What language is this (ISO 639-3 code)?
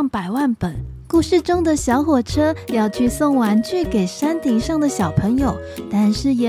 zho